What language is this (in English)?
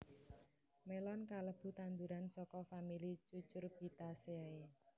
Javanese